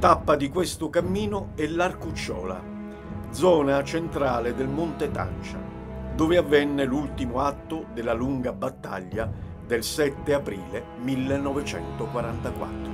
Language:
Italian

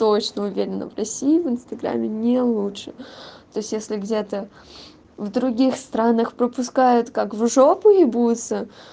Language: Russian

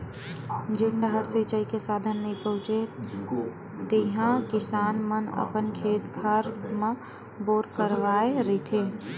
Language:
Chhattisgarhi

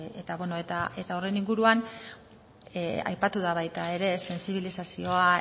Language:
Basque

